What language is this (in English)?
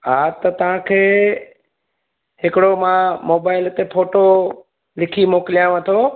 Sindhi